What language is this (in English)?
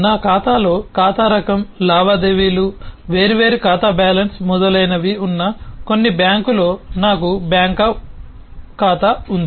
Telugu